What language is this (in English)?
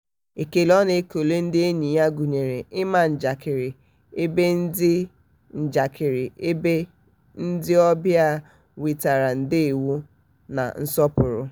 Igbo